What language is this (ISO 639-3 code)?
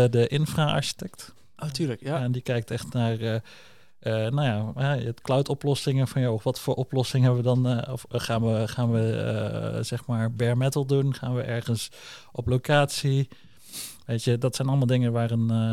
nld